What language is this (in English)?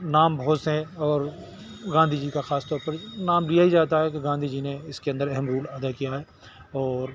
Urdu